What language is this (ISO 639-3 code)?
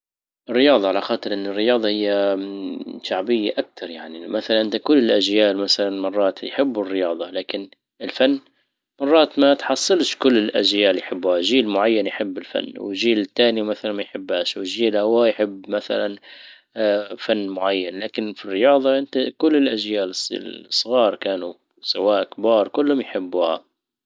ayl